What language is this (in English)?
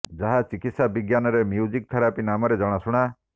Odia